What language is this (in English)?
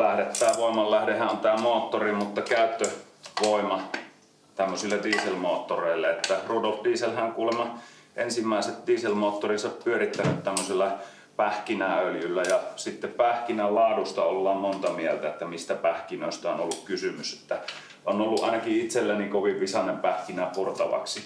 Finnish